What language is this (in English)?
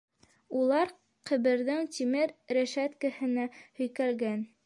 Bashkir